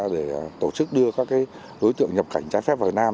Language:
Vietnamese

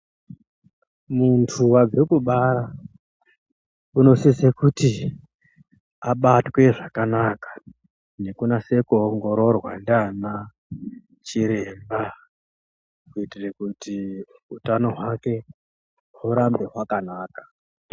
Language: Ndau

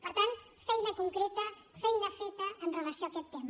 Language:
Catalan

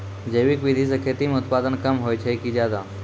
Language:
Maithili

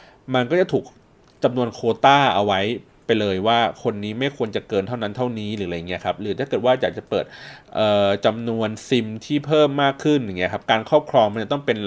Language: Thai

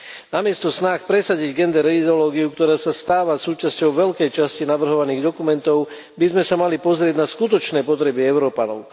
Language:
Slovak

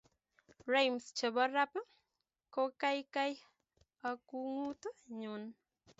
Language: Kalenjin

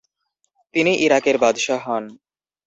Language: Bangla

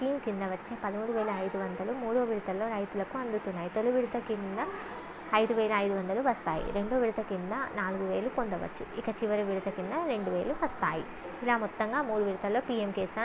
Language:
Telugu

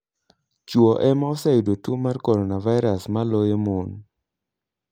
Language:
Luo (Kenya and Tanzania)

